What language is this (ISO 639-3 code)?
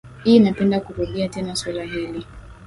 swa